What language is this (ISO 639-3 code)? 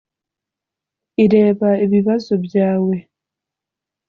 kin